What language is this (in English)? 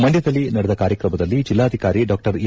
Kannada